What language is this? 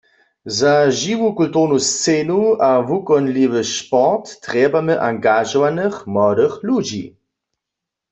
Upper Sorbian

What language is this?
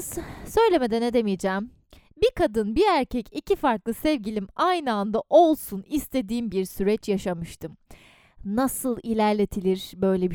Turkish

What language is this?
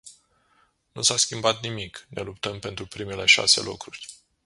Romanian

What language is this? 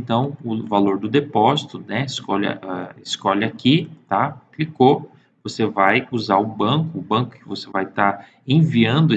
Portuguese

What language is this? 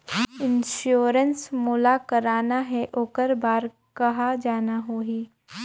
Chhattisgarhi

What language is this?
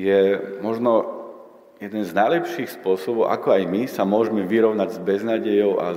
Slovak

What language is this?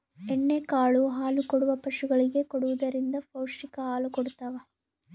Kannada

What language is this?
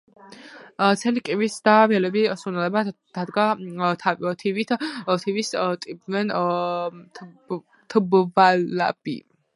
Georgian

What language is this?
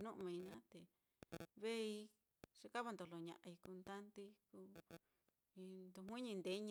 Mitlatongo Mixtec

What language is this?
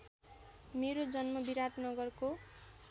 Nepali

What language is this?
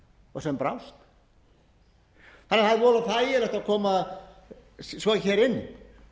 Icelandic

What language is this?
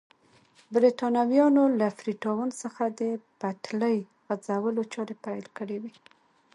Pashto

